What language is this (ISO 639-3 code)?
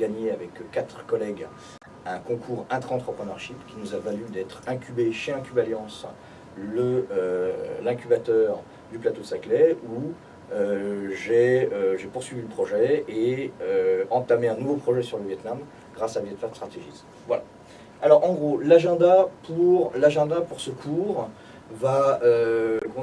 fra